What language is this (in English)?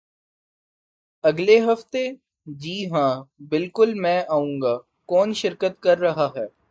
Urdu